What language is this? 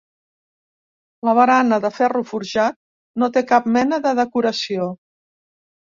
Catalan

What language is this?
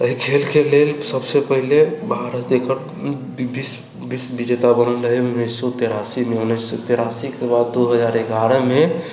Maithili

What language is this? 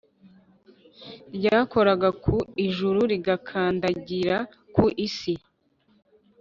Kinyarwanda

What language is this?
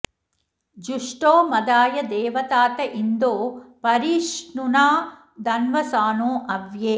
Sanskrit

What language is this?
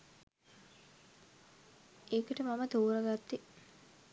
Sinhala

